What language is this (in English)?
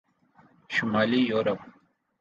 Urdu